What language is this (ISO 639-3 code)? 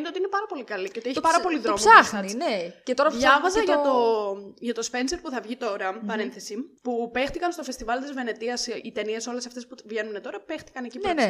ell